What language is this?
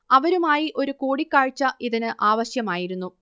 Malayalam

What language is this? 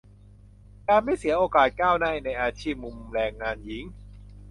Thai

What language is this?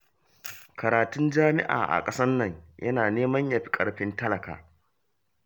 Hausa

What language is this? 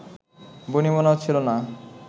Bangla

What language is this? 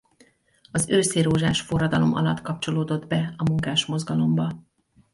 Hungarian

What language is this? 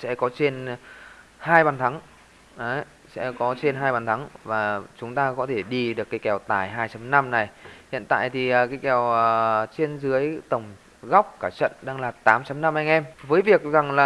Vietnamese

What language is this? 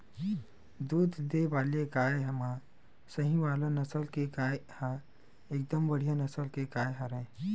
Chhattisgarhi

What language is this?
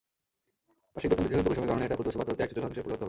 Bangla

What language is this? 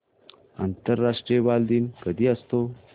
Marathi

